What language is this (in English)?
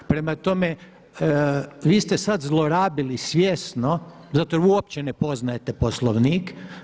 Croatian